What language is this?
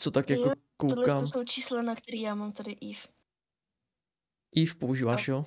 Czech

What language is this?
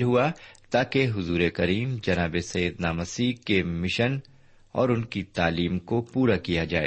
Urdu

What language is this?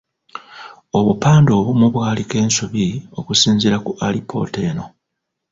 Ganda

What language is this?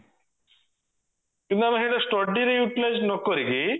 Odia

